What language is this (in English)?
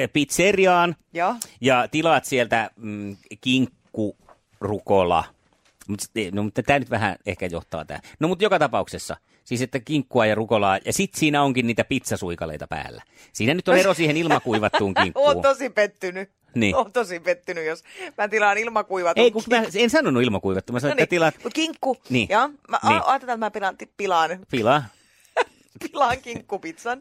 Finnish